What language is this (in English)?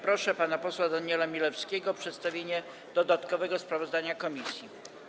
Polish